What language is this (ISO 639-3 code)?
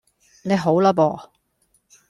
yue